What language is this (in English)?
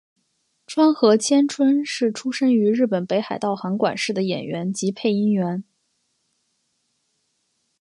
Chinese